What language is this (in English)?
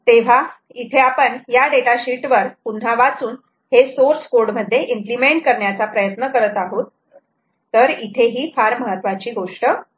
Marathi